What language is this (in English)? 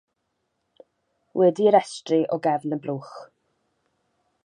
Welsh